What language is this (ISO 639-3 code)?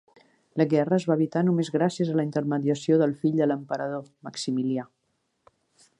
cat